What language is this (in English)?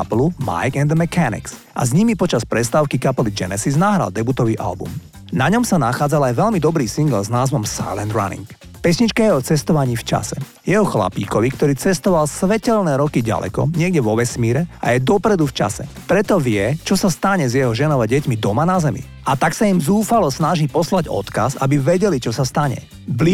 Slovak